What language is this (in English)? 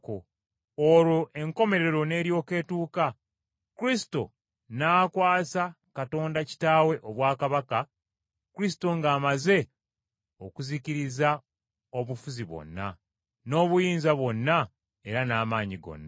Ganda